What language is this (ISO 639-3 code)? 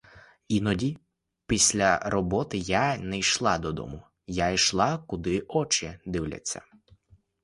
ukr